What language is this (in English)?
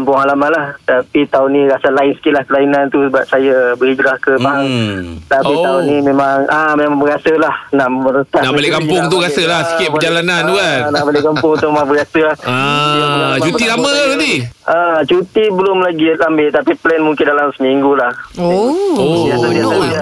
Malay